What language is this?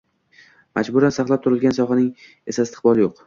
Uzbek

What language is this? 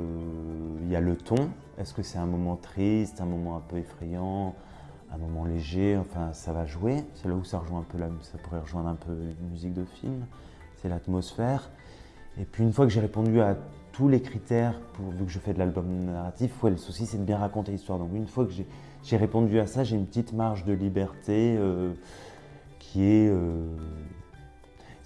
French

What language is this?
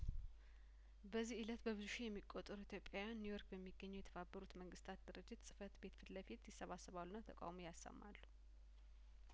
Amharic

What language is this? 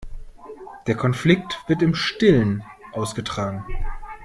German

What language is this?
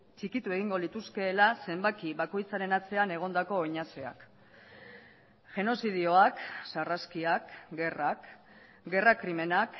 Basque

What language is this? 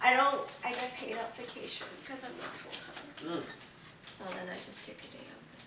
English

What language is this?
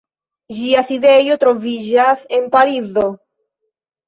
Esperanto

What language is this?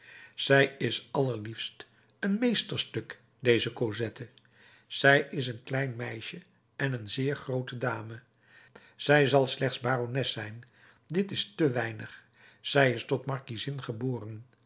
Dutch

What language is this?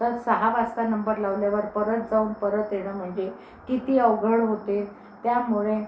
Marathi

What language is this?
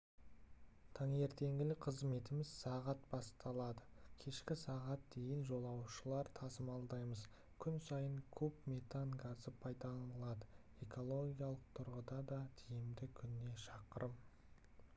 Kazakh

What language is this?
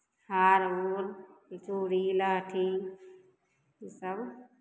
Maithili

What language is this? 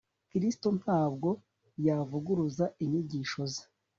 Kinyarwanda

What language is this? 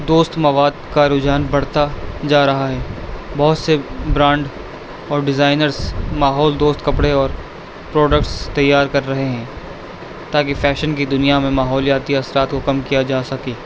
Urdu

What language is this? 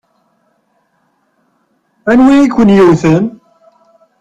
Kabyle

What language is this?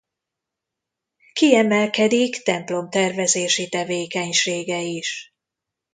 Hungarian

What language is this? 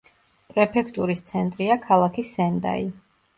Georgian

